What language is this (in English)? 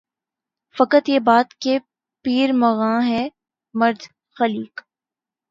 Urdu